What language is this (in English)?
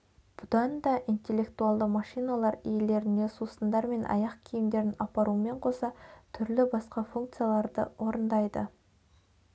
Kazakh